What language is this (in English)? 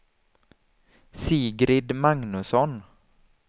Swedish